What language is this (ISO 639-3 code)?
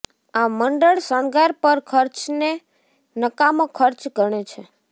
guj